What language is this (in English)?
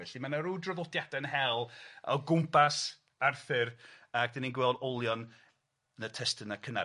Welsh